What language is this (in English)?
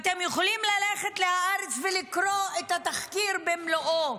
Hebrew